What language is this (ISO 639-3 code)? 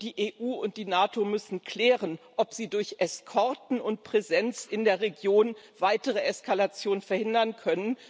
deu